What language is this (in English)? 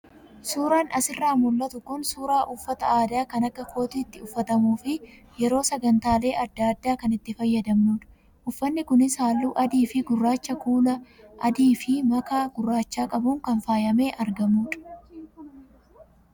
Oromo